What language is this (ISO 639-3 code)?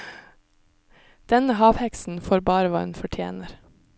nor